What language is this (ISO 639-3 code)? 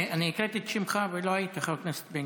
heb